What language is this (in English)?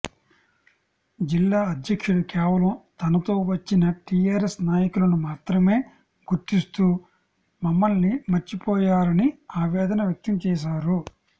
Telugu